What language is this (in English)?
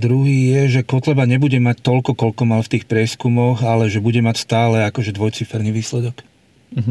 Slovak